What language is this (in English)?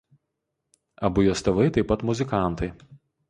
Lithuanian